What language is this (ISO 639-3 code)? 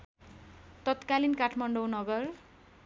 nep